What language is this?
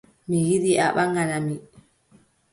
Adamawa Fulfulde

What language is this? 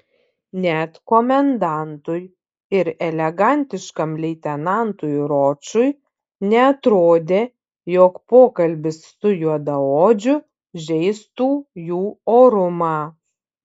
Lithuanian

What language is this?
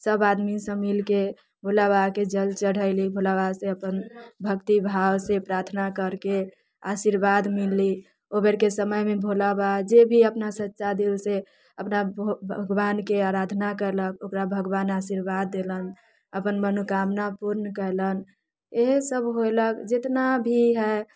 Maithili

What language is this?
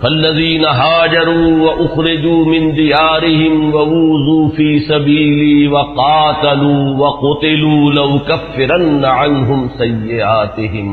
Urdu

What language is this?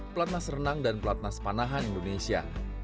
Indonesian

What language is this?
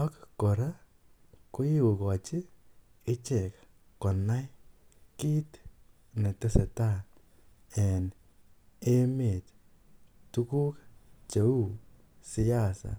Kalenjin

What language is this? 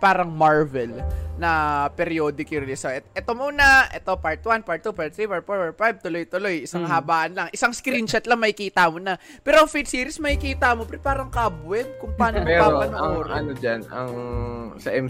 Filipino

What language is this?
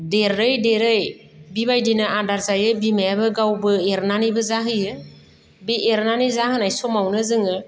Bodo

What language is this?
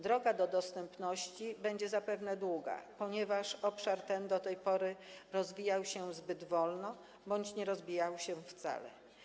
Polish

